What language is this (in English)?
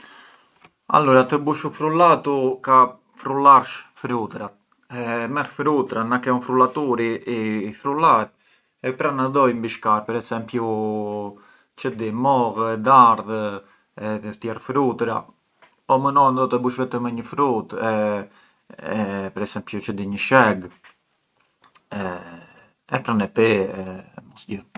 Arbëreshë Albanian